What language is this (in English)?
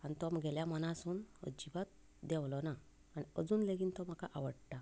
Konkani